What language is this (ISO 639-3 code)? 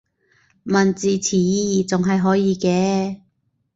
yue